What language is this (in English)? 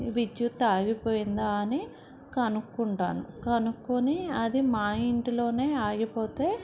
Telugu